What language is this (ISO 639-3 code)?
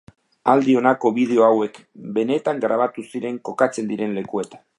eus